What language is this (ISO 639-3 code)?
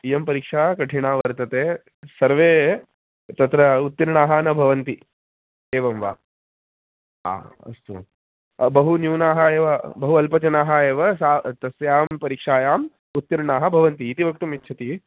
san